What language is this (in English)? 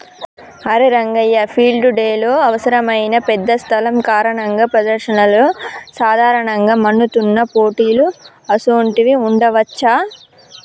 Telugu